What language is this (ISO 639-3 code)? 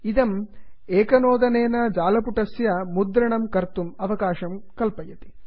san